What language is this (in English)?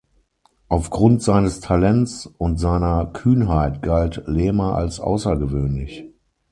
German